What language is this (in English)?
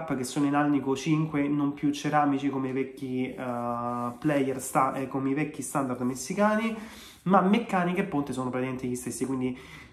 Italian